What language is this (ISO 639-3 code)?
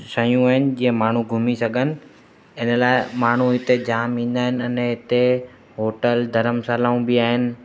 snd